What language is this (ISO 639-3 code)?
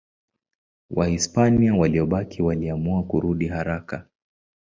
swa